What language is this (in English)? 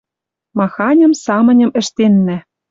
Western Mari